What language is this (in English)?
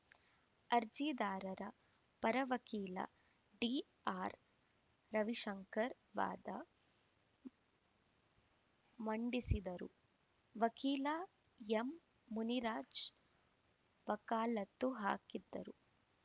Kannada